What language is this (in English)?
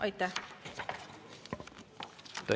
Estonian